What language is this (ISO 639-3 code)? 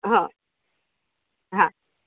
guj